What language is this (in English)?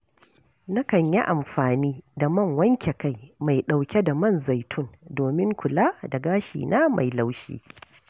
Hausa